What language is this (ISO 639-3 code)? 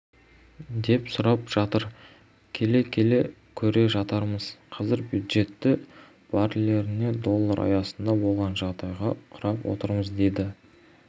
kaz